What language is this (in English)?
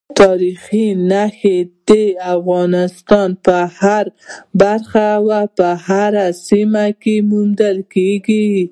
Pashto